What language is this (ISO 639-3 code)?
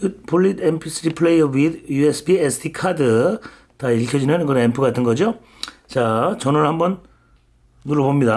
kor